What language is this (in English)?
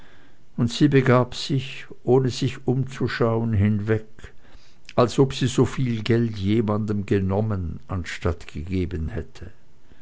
German